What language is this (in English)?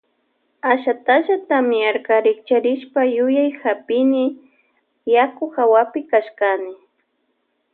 Loja Highland Quichua